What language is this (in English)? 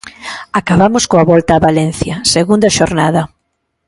Galician